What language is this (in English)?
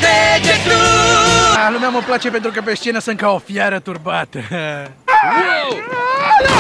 Romanian